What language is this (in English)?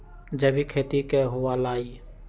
Magahi